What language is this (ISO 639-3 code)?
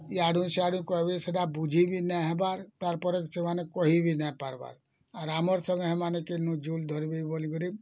ori